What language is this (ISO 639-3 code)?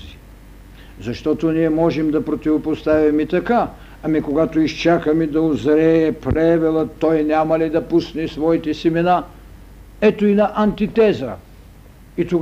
bul